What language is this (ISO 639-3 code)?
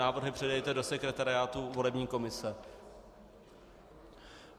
ces